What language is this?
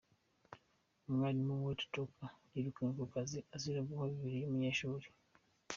Kinyarwanda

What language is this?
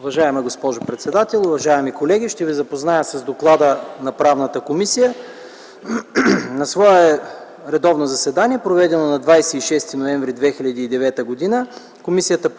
Bulgarian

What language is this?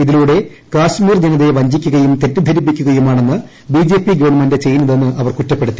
Malayalam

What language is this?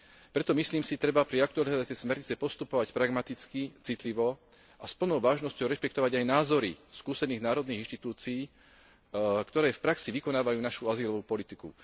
Slovak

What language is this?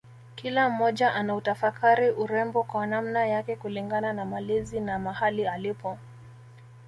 Swahili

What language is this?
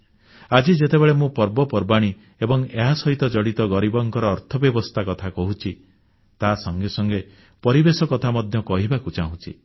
Odia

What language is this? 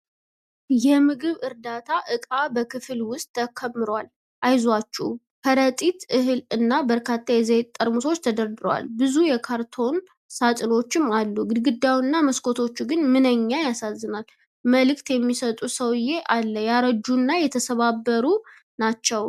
Amharic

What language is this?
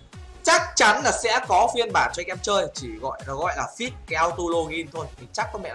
Vietnamese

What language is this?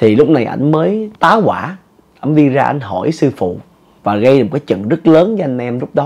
Vietnamese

